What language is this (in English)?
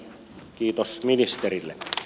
Finnish